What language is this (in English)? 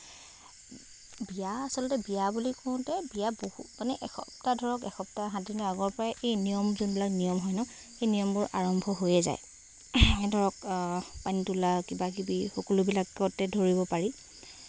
Assamese